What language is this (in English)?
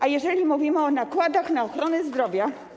Polish